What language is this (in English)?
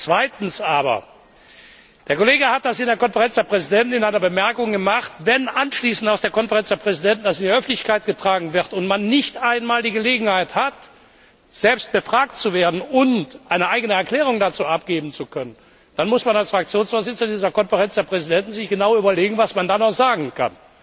German